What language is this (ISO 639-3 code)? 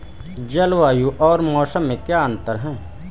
hin